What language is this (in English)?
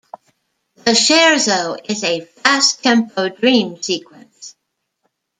English